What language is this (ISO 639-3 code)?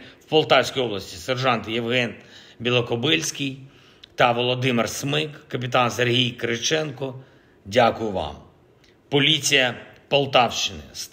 ukr